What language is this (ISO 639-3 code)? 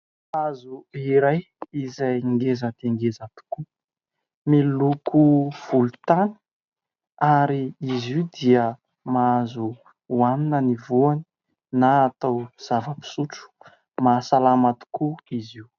mlg